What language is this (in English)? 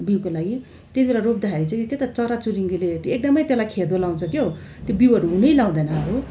Nepali